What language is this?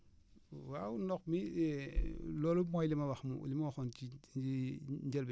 Wolof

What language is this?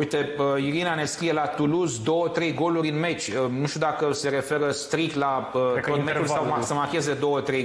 Romanian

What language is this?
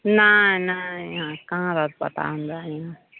Maithili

